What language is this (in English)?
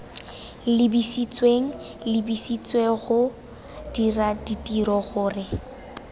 Tswana